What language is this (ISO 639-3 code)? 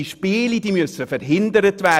gsw